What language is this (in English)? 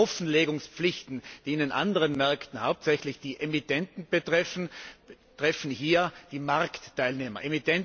German